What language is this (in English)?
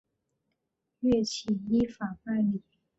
Chinese